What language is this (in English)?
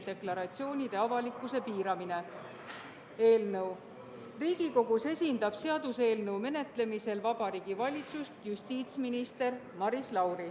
Estonian